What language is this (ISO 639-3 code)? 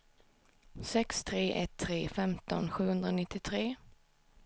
swe